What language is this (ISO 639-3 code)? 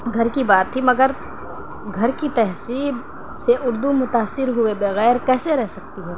urd